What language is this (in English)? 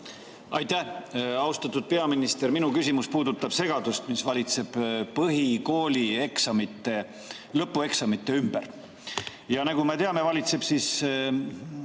Estonian